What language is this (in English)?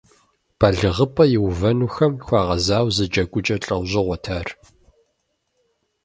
Kabardian